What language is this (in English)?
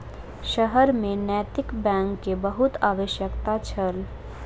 Maithili